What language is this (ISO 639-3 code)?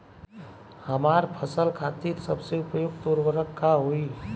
bho